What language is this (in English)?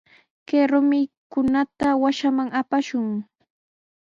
Sihuas Ancash Quechua